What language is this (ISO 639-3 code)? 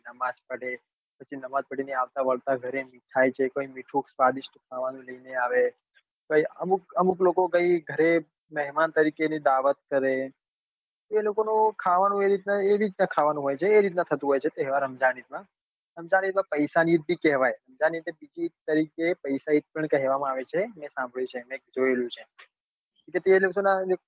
guj